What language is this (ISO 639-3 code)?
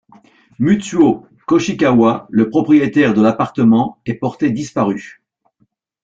fra